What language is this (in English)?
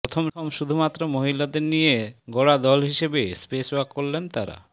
Bangla